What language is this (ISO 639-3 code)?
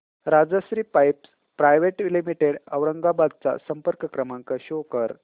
mar